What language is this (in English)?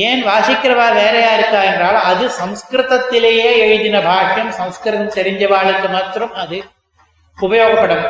Tamil